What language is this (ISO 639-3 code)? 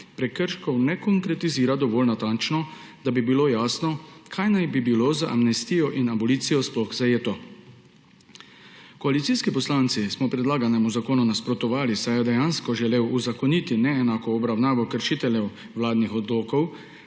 slv